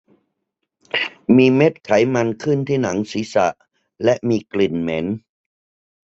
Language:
Thai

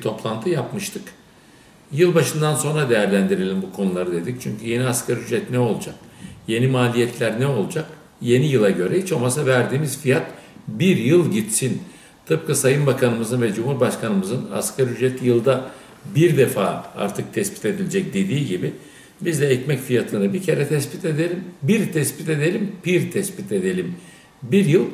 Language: Turkish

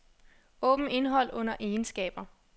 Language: Danish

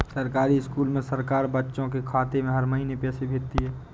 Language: Hindi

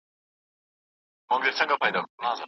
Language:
Pashto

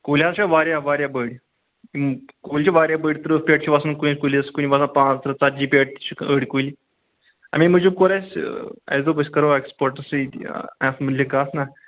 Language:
Kashmiri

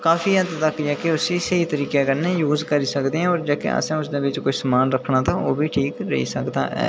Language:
Dogri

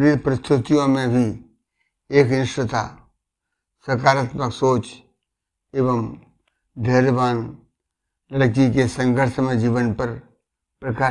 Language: Hindi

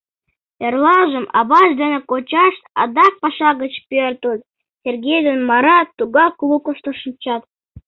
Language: Mari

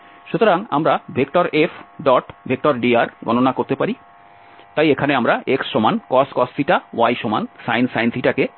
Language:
Bangla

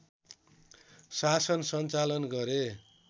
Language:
Nepali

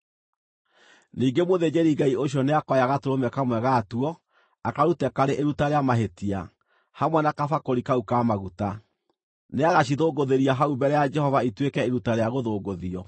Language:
Kikuyu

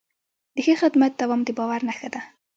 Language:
Pashto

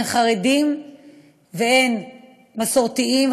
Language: Hebrew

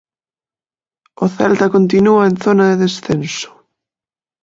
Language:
Galician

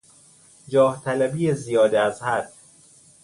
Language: Persian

